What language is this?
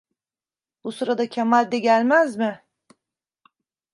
Turkish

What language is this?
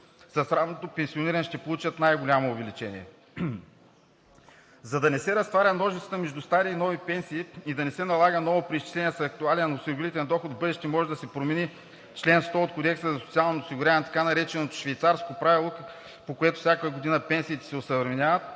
Bulgarian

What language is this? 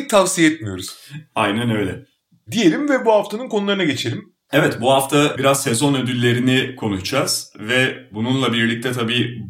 Turkish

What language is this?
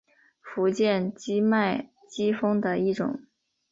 Chinese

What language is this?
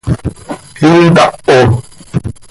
Seri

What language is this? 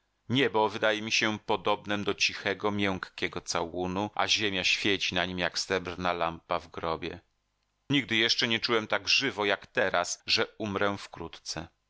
Polish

